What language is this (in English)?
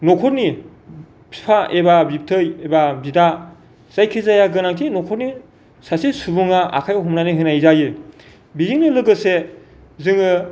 Bodo